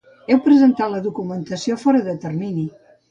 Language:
Catalan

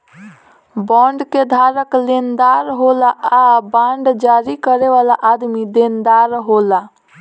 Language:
Bhojpuri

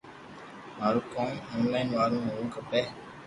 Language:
Loarki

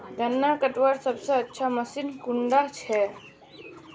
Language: Magahi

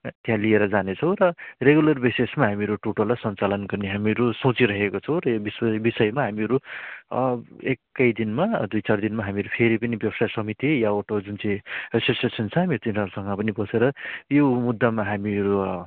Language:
Nepali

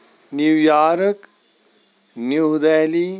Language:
Kashmiri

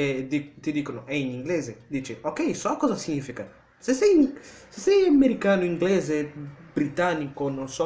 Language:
Italian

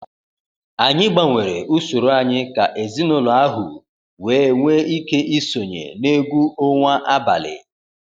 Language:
Igbo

